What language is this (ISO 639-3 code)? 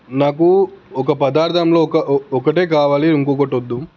tel